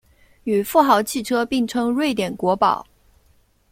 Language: Chinese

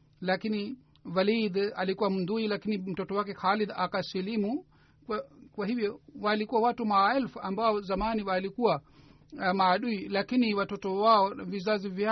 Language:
Swahili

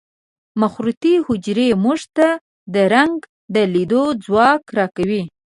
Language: Pashto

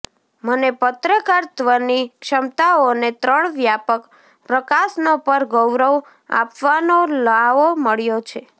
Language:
Gujarati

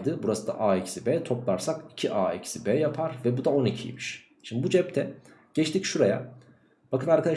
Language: Turkish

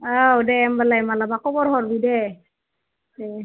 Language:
Bodo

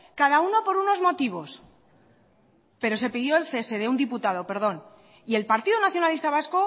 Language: Spanish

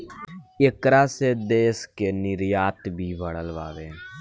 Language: Bhojpuri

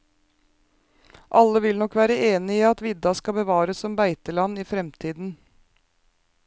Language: Norwegian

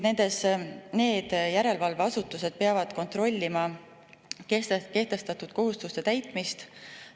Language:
Estonian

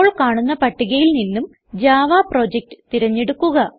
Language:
Malayalam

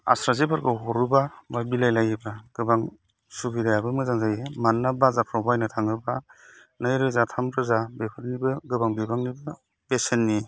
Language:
Bodo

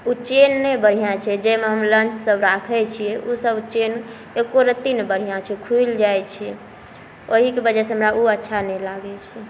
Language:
Maithili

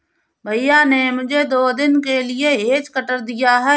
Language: Hindi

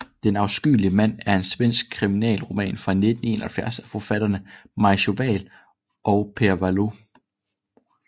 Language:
Danish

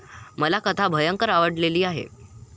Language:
Marathi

